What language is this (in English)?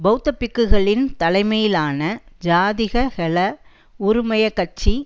Tamil